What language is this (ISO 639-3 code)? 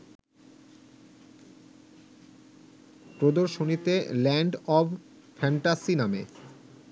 ben